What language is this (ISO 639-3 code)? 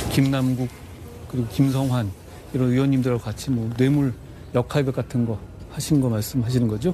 kor